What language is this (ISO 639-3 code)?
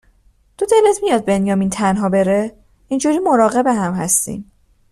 fas